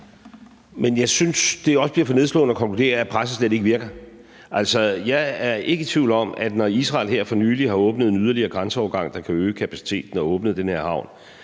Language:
Danish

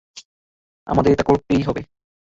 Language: Bangla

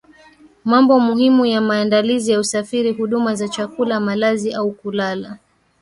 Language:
Swahili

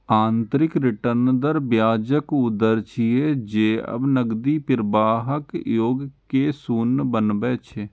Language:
Maithili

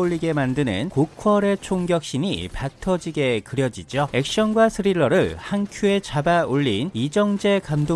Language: Korean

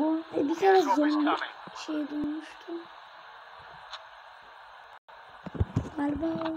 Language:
Turkish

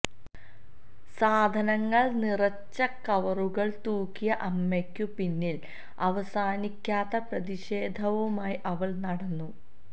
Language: Malayalam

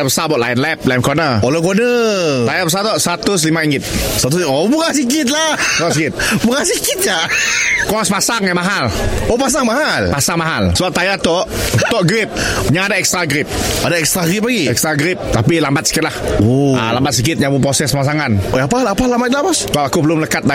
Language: Malay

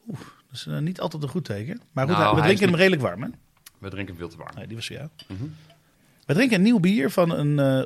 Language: Dutch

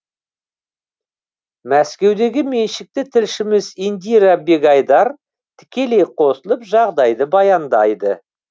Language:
Kazakh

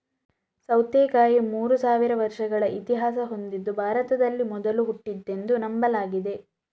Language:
Kannada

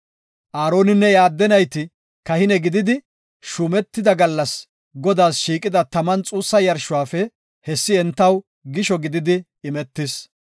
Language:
Gofa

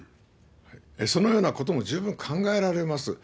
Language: Japanese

